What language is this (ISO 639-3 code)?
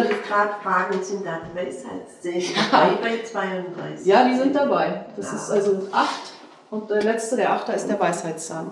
deu